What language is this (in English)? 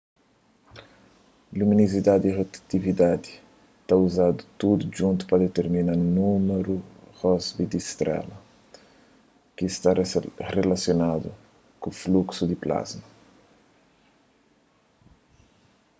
Kabuverdianu